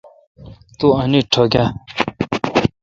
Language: Kalkoti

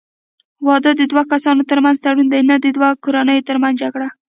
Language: Pashto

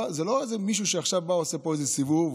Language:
Hebrew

